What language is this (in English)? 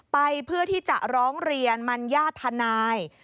Thai